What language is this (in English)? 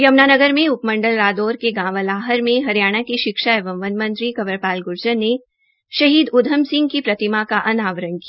Hindi